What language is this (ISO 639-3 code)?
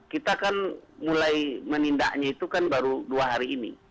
ind